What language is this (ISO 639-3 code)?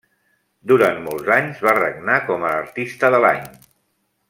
cat